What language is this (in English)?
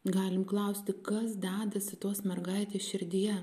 Lithuanian